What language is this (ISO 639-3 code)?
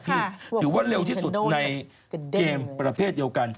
tha